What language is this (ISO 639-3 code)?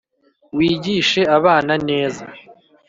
kin